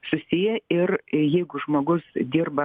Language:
Lithuanian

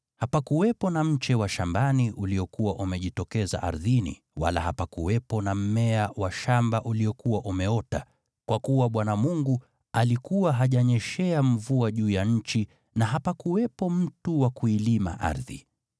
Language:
Swahili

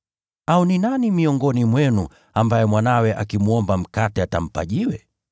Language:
Swahili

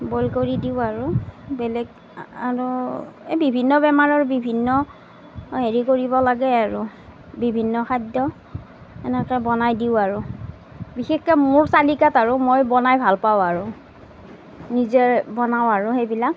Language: Assamese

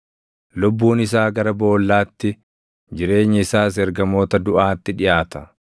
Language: Oromo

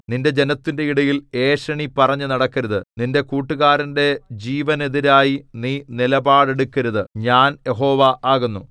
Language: Malayalam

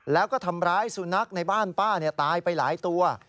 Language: Thai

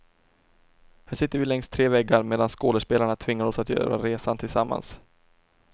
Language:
Swedish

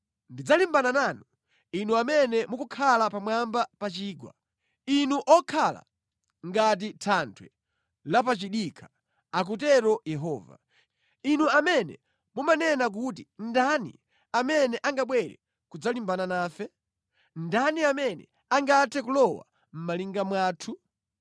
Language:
Nyanja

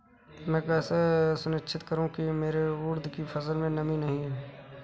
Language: Hindi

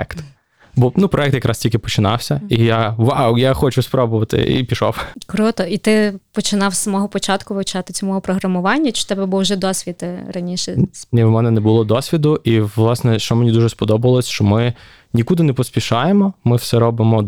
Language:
Ukrainian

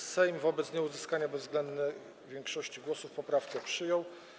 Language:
Polish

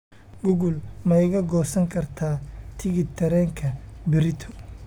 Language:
Somali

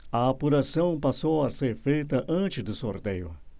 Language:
Portuguese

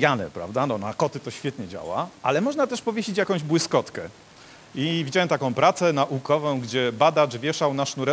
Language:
Polish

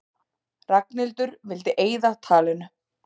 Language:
Icelandic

